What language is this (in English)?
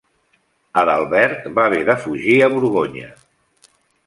Catalan